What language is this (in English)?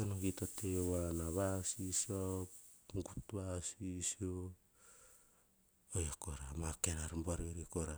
Hahon